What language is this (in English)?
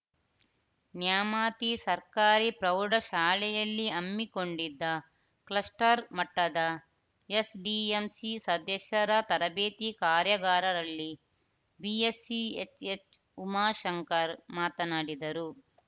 Kannada